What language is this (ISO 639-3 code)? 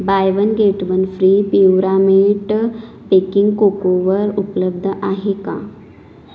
mar